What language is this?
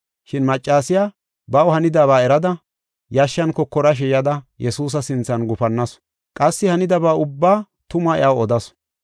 Gofa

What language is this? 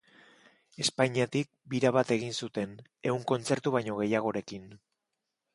Basque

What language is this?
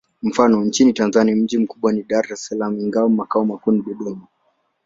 Swahili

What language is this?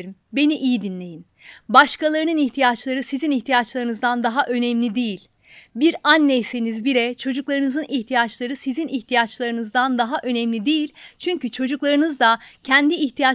Turkish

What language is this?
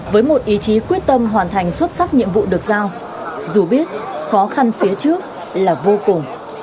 Vietnamese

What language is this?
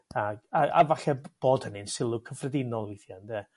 Welsh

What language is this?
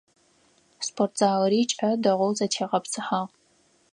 Adyghe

